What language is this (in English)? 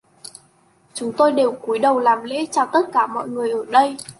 Vietnamese